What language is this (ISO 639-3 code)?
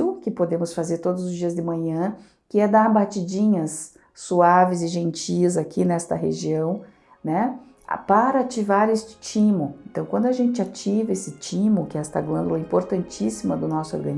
por